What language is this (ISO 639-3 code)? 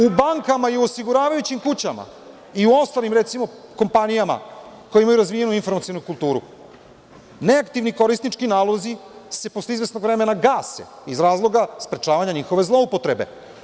srp